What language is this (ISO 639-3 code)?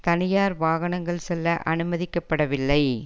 tam